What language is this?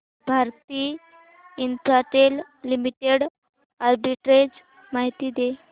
Marathi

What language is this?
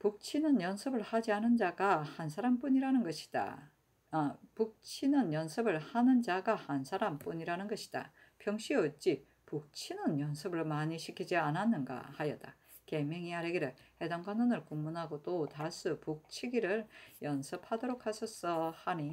Korean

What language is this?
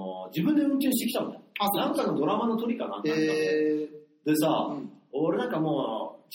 Japanese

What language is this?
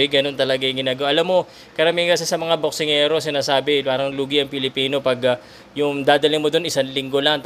Filipino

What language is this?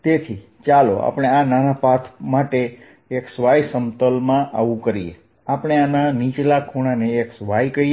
Gujarati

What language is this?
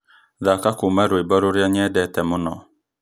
Kikuyu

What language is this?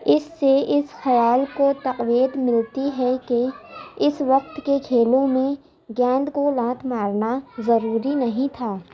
Urdu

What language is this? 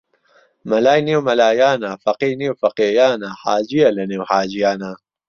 Central Kurdish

